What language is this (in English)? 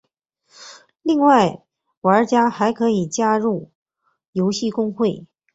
Chinese